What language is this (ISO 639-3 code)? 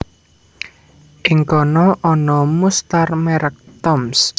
jav